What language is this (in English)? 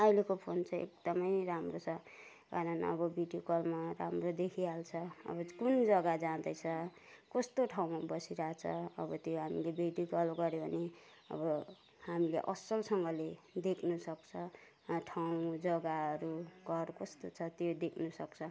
Nepali